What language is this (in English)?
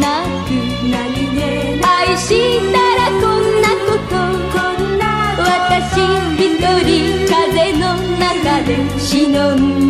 Japanese